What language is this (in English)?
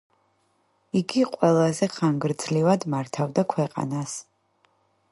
Georgian